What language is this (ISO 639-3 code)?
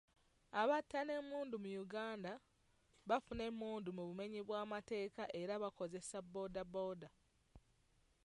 lug